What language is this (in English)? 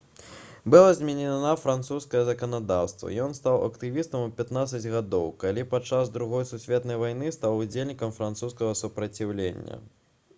Belarusian